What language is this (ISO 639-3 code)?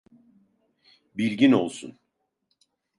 tur